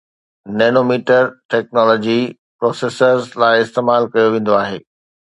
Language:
Sindhi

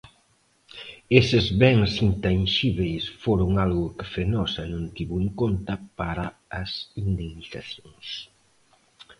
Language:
Galician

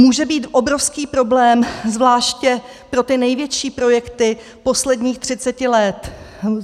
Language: Czech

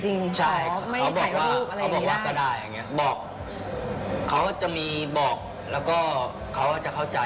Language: Thai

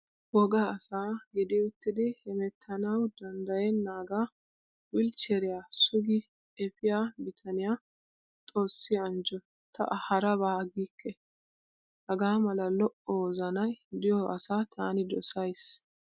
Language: Wolaytta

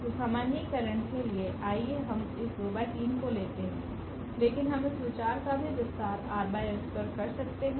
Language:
Hindi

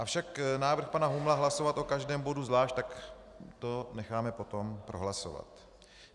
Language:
Czech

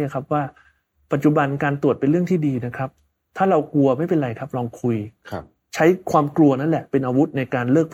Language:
Thai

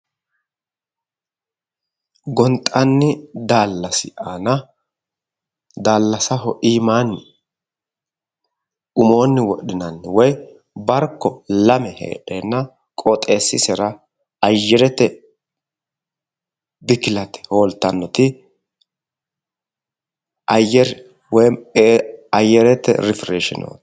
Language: Sidamo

